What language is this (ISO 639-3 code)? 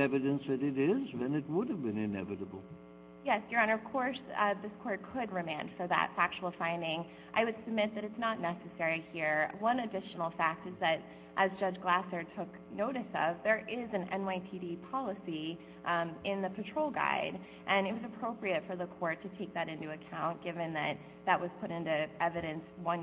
eng